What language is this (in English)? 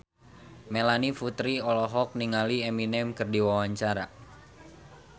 Sundanese